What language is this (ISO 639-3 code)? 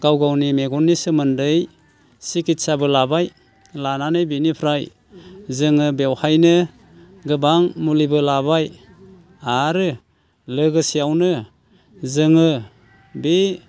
brx